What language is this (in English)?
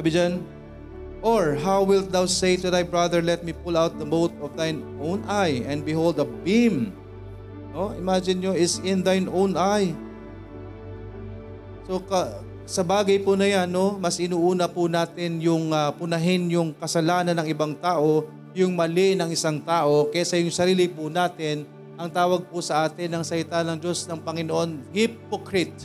Filipino